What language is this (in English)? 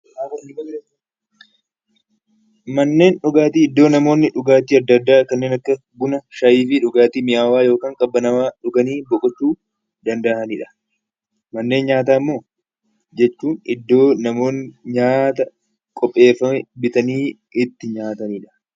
Oromo